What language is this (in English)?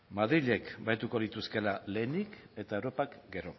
Basque